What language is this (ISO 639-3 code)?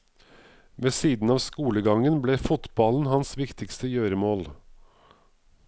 nor